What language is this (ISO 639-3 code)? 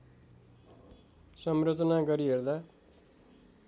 nep